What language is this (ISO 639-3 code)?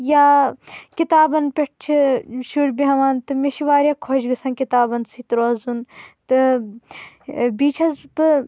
kas